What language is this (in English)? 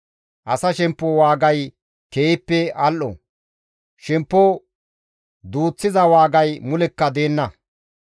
Gamo